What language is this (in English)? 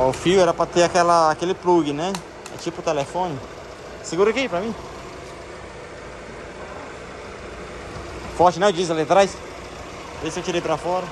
Portuguese